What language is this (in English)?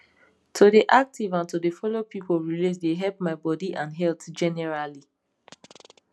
Nigerian Pidgin